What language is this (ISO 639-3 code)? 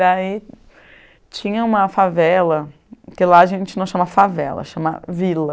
por